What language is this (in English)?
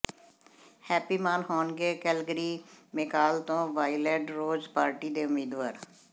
Punjabi